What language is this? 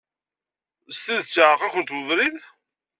Kabyle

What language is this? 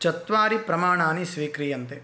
Sanskrit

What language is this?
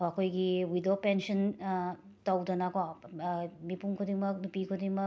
Manipuri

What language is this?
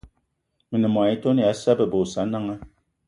Eton (Cameroon)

